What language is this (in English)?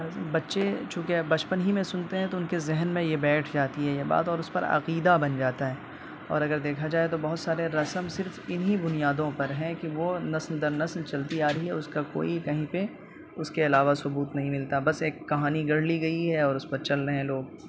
Urdu